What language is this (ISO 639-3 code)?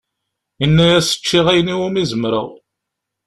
kab